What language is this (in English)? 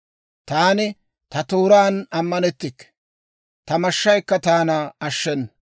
Dawro